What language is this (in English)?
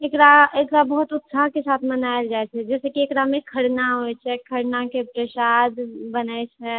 Maithili